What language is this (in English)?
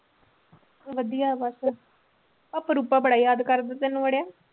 Punjabi